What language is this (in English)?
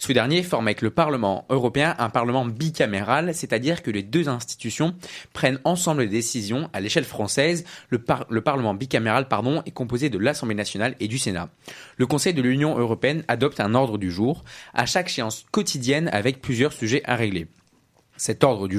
French